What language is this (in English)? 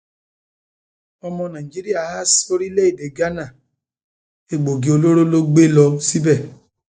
Yoruba